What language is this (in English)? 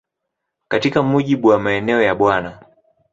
Swahili